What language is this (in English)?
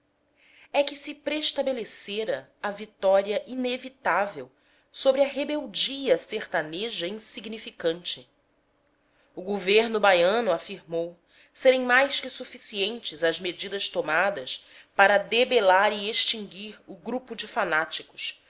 Portuguese